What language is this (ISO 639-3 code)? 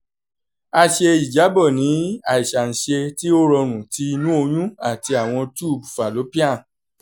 yor